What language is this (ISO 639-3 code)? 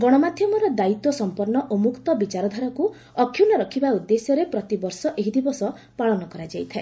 ori